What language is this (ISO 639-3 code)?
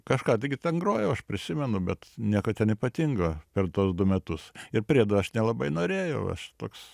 lit